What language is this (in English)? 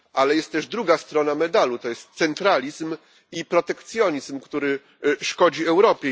Polish